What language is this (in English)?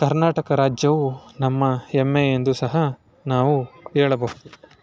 Kannada